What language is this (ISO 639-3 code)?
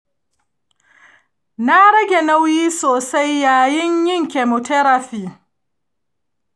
hau